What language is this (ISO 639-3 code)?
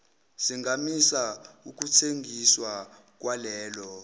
zul